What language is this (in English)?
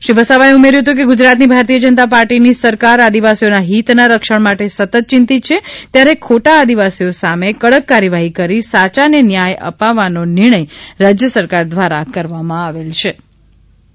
Gujarati